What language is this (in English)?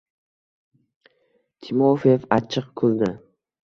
Uzbek